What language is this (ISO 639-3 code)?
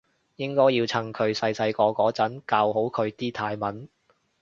yue